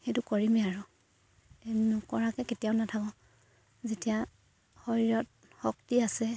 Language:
Assamese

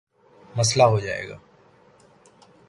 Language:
Urdu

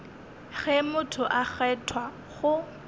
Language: Northern Sotho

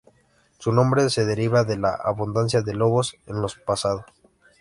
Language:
Spanish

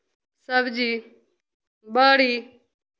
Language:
Maithili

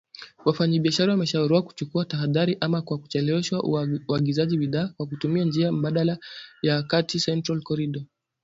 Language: Swahili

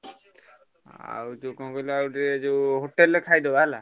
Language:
Odia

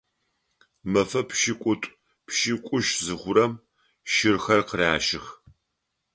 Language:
Adyghe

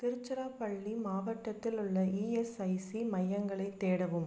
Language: Tamil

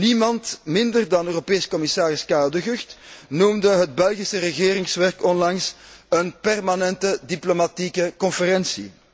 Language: Dutch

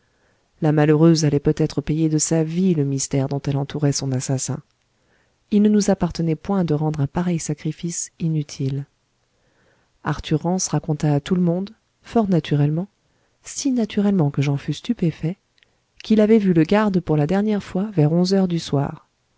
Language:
French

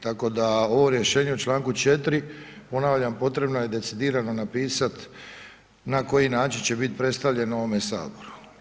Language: Croatian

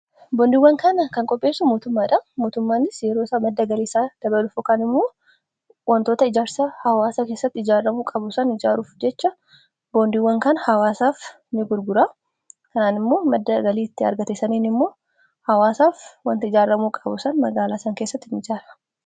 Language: Oromo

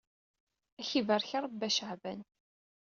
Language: Kabyle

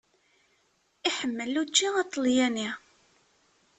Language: Kabyle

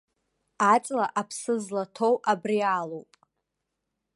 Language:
Abkhazian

